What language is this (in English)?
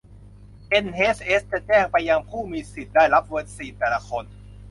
Thai